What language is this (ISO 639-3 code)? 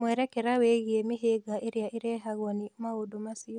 kik